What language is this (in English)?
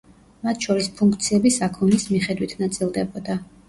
Georgian